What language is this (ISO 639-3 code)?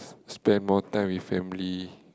eng